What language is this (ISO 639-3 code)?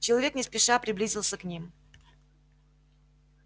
rus